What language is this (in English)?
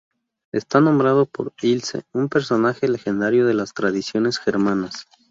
Spanish